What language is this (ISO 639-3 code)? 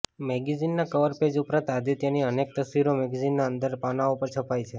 guj